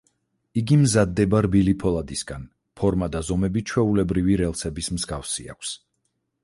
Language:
Georgian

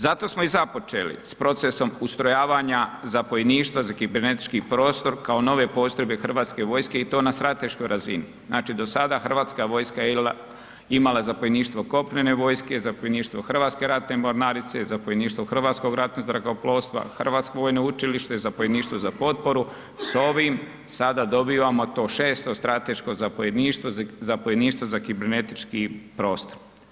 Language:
Croatian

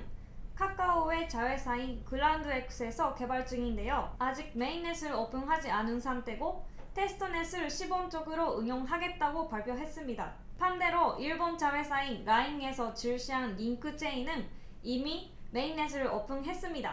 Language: Korean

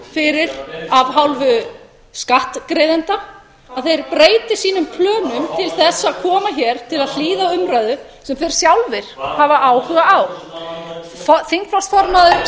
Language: Icelandic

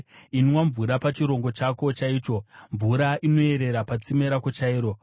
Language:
Shona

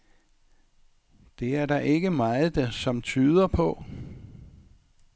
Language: Danish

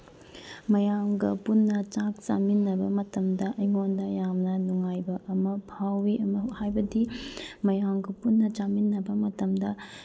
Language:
Manipuri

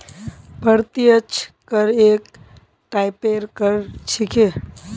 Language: Magahi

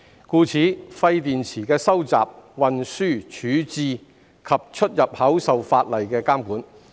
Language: Cantonese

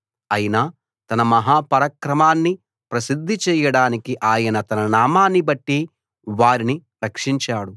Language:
Telugu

